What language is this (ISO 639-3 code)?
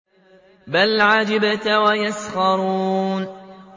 ara